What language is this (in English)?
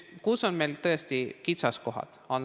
Estonian